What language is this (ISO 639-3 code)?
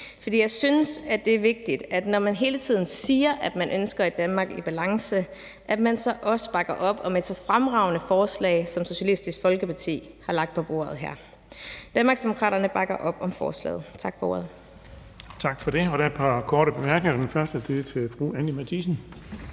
dan